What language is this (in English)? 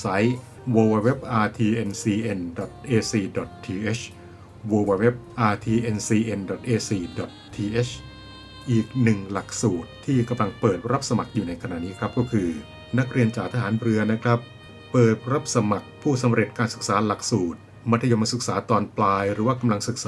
Thai